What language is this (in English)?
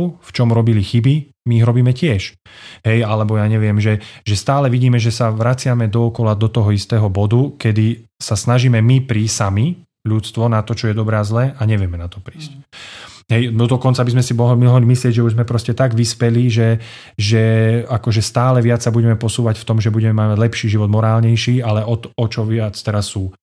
Slovak